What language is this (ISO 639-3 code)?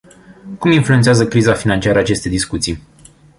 ron